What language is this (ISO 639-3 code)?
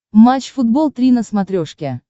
rus